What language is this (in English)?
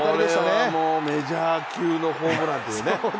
Japanese